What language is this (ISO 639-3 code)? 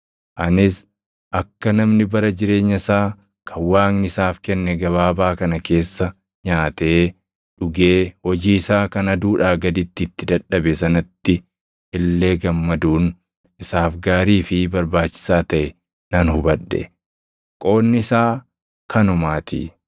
orm